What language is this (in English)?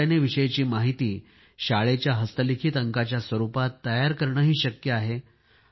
Marathi